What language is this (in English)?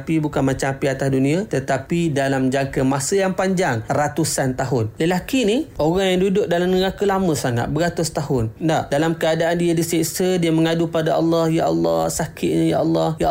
Malay